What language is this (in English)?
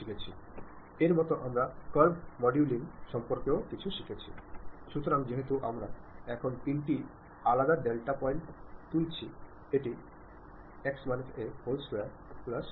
Malayalam